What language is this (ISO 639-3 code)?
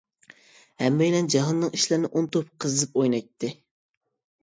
uig